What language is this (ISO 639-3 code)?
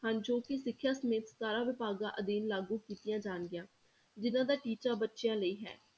pan